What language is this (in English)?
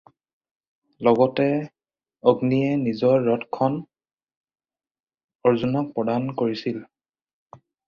Assamese